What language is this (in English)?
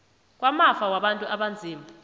South Ndebele